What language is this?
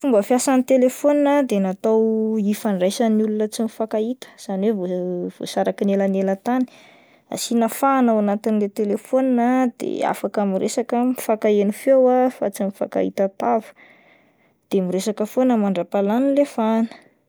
Malagasy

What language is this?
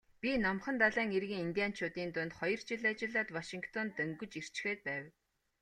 Mongolian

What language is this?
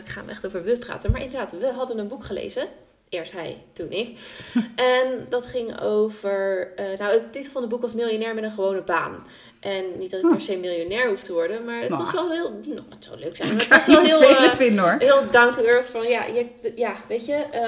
Dutch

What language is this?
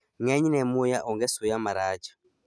Luo (Kenya and Tanzania)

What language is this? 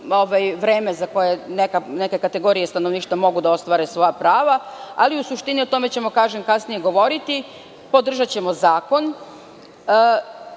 Serbian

